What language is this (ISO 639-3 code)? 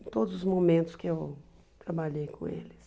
por